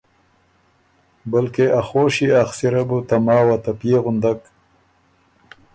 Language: Ormuri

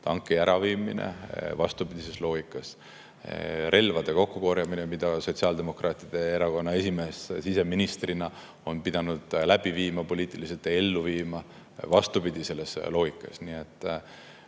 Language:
Estonian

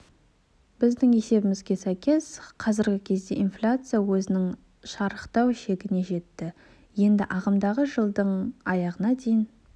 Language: Kazakh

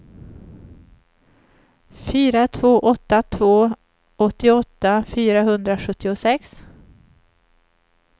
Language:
Swedish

